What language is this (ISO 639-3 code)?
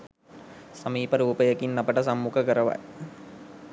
sin